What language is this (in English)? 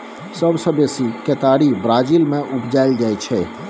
Maithili